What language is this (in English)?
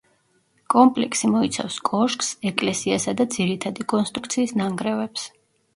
Georgian